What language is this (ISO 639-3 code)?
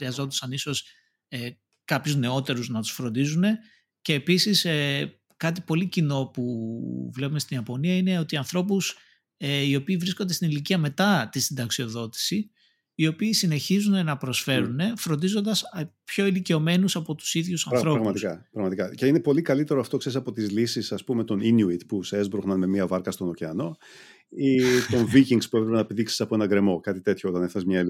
ell